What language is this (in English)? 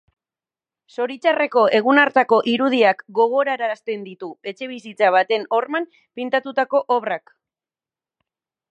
Basque